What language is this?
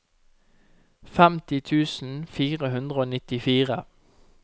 Norwegian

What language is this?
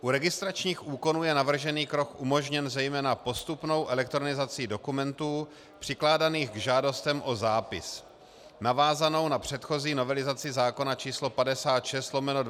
Czech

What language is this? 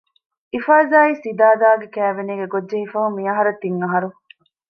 Divehi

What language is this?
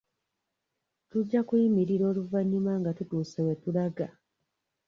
Ganda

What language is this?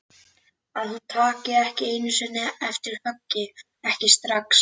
Icelandic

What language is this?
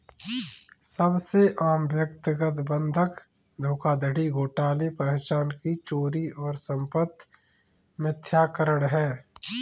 Hindi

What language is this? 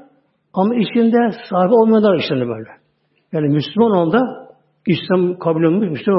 Turkish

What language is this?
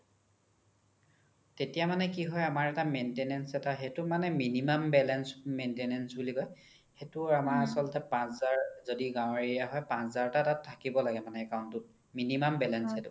Assamese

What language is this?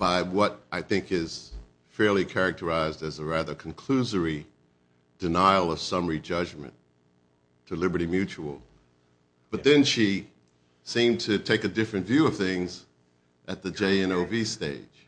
English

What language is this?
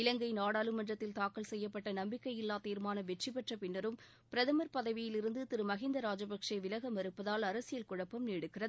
Tamil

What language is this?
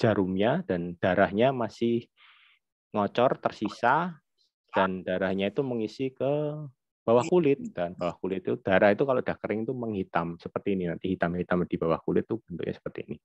Indonesian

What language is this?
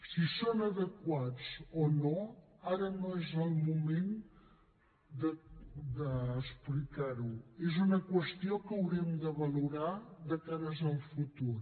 Catalan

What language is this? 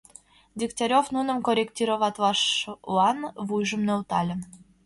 Mari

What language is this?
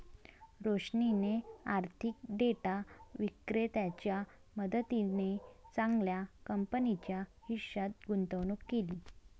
Marathi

